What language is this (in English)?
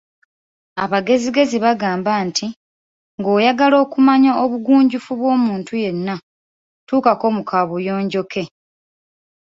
Ganda